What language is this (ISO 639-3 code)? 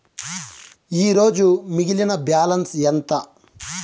tel